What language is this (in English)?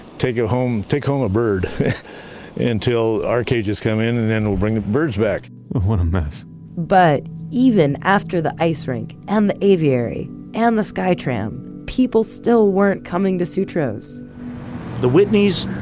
English